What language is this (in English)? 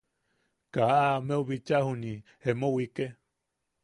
Yaqui